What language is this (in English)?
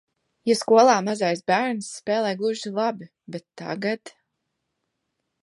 Latvian